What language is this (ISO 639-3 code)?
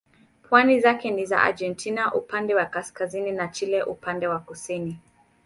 swa